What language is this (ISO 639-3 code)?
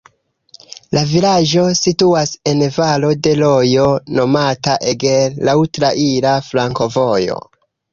epo